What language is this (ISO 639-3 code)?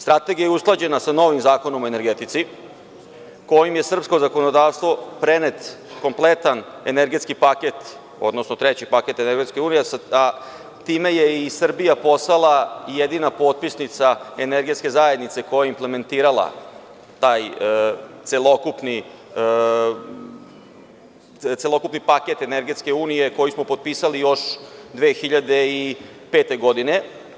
srp